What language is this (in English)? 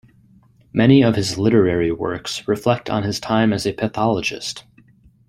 English